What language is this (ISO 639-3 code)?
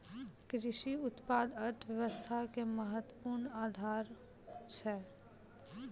mai